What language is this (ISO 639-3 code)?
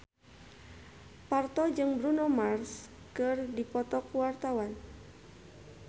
sun